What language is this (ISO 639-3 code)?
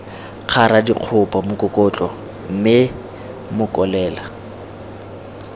tsn